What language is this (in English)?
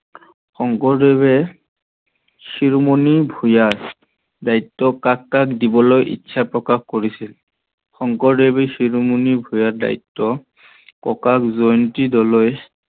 Assamese